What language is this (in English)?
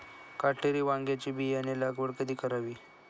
Marathi